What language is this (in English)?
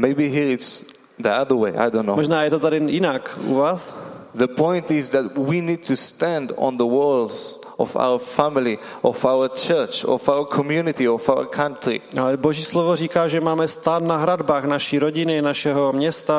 Czech